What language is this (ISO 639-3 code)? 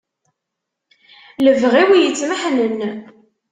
kab